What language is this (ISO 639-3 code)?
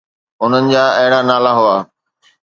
snd